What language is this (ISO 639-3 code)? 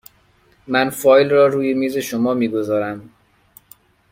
fas